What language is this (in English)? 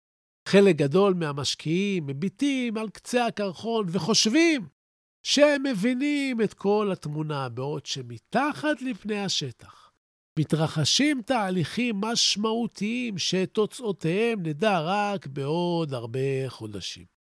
Hebrew